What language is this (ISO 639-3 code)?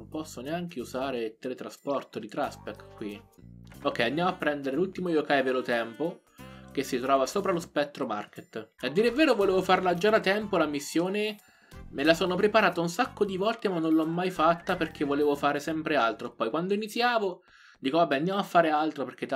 ita